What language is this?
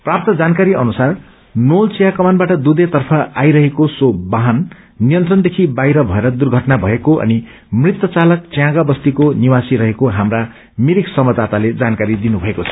Nepali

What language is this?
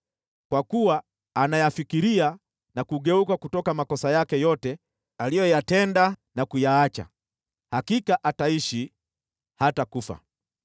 Swahili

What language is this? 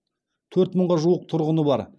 Kazakh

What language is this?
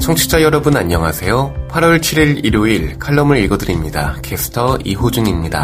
Korean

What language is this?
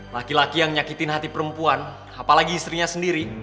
Indonesian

